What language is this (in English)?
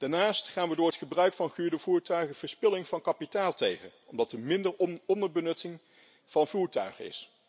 Dutch